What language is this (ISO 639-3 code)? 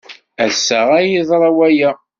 kab